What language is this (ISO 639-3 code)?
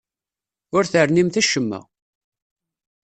kab